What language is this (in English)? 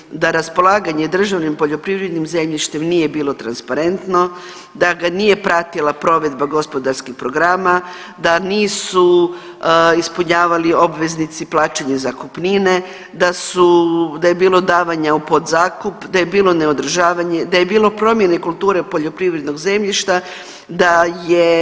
Croatian